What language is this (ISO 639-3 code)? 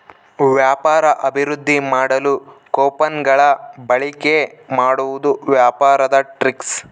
kan